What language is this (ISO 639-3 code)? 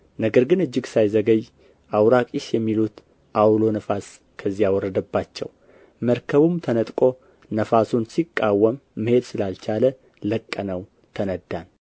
amh